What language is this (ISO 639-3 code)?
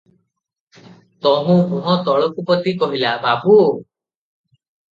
ori